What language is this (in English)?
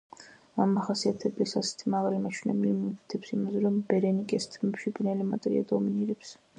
Georgian